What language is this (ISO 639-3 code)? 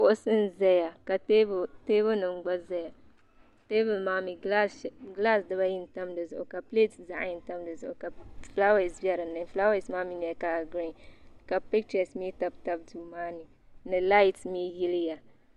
dag